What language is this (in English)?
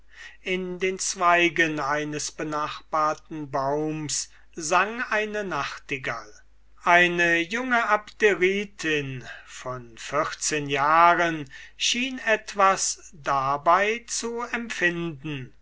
German